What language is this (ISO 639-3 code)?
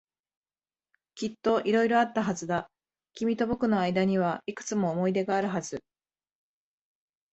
jpn